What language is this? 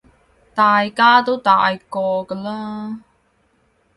Cantonese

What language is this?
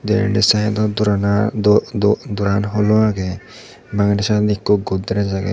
Chakma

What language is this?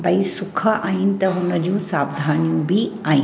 Sindhi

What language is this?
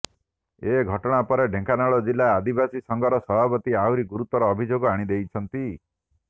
Odia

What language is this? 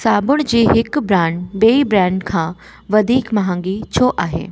Sindhi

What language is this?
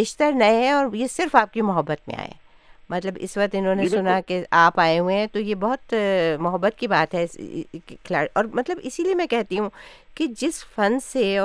Urdu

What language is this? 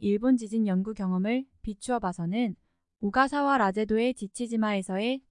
Korean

